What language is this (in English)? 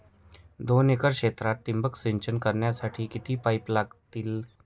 Marathi